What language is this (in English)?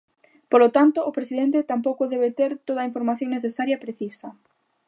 Galician